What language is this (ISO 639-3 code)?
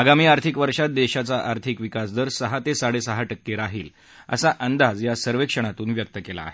mar